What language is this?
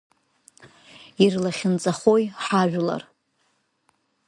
Abkhazian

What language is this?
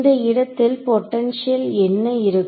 Tamil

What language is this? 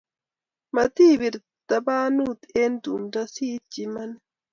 Kalenjin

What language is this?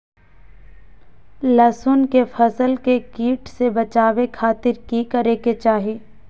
Magahi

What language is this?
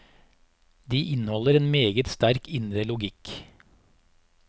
Norwegian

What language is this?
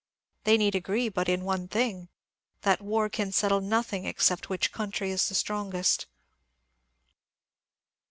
English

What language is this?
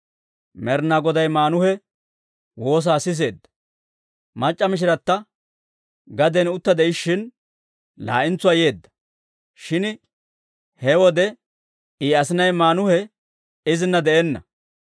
Dawro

